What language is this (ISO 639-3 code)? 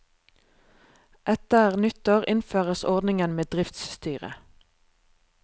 nor